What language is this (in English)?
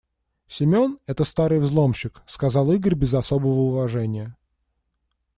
Russian